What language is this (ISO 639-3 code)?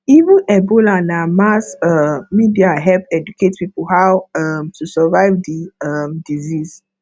pcm